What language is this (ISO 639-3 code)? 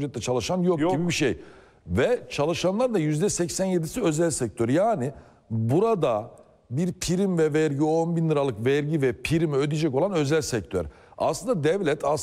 tur